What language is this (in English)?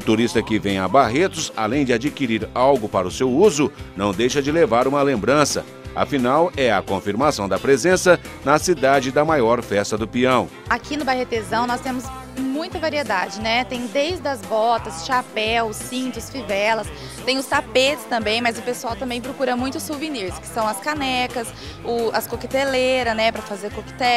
Portuguese